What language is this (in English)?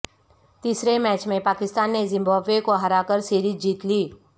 Urdu